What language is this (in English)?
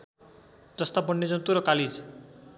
Nepali